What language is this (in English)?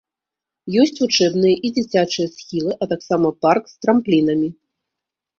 Belarusian